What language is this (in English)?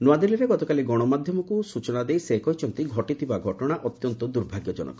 Odia